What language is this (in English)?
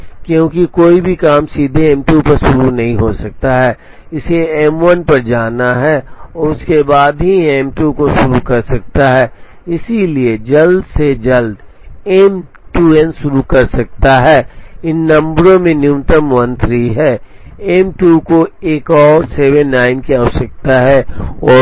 Hindi